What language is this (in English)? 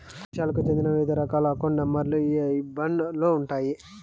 Telugu